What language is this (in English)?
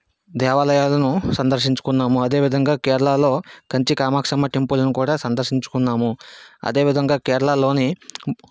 Telugu